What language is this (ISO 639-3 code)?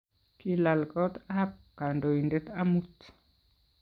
kln